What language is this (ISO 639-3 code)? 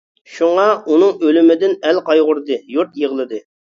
uig